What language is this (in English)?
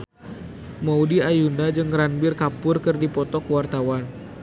Sundanese